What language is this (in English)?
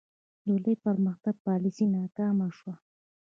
Pashto